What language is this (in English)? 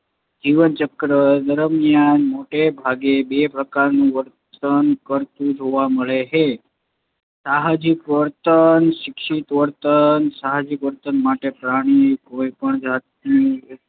Gujarati